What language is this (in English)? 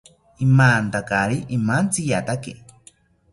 South Ucayali Ashéninka